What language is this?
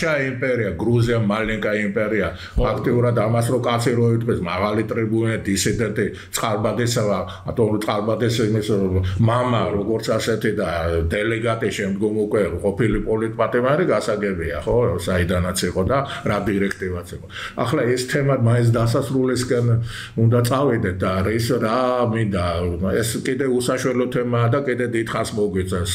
Romanian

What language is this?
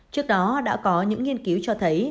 Vietnamese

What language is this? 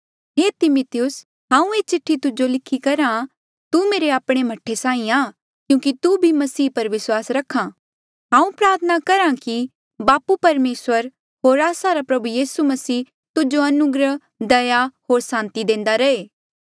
Mandeali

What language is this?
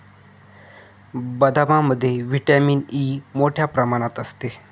Marathi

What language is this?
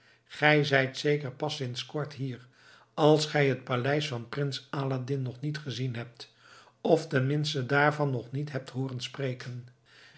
Dutch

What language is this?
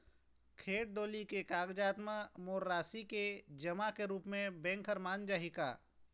Chhattisgarhi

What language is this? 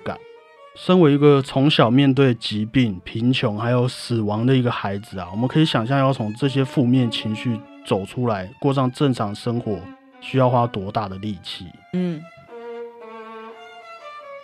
Chinese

